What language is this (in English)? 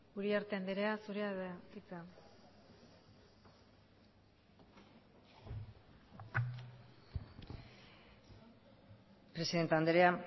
Basque